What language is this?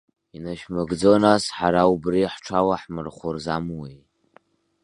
Abkhazian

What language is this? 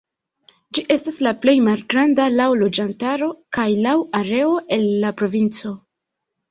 Esperanto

